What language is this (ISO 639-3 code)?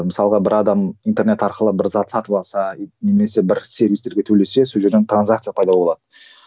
kaz